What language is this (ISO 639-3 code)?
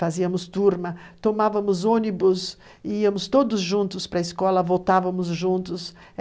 por